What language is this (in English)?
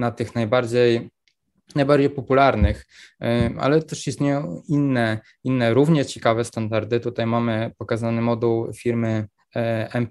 Polish